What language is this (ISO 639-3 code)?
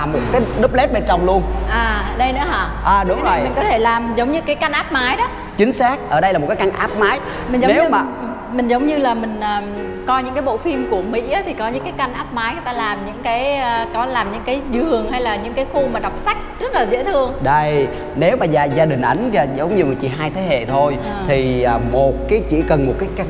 vie